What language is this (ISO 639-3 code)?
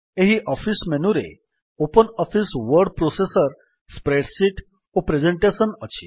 ori